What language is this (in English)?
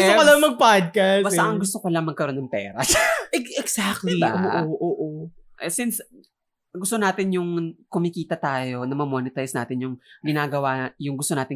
Filipino